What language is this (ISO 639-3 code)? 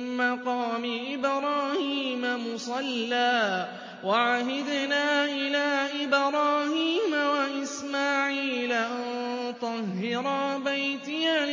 ara